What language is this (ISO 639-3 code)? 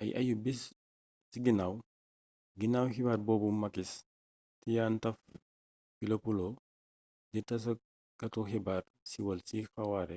wol